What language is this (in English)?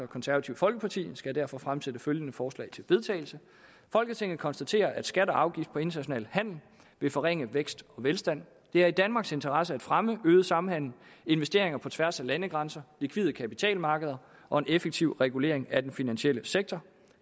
Danish